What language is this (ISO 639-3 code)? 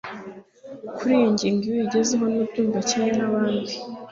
kin